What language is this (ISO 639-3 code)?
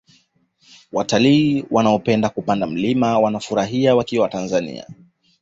swa